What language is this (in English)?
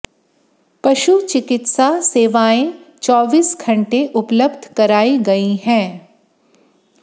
Hindi